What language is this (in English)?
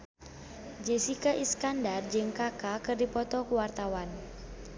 Sundanese